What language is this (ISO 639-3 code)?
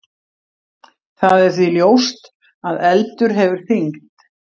isl